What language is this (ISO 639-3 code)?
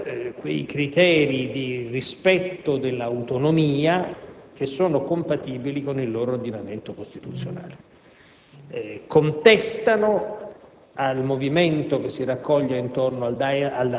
ita